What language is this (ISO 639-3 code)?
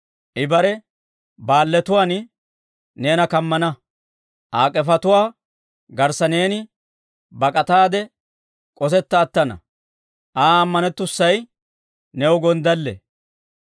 dwr